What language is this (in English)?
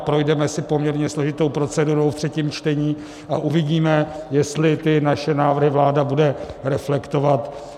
Czech